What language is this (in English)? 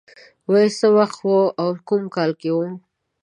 Pashto